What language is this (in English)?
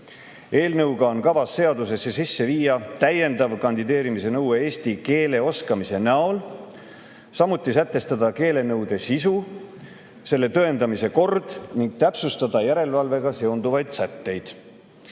Estonian